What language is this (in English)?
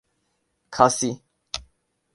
Urdu